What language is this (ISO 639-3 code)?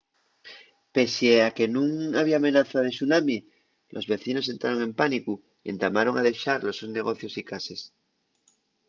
ast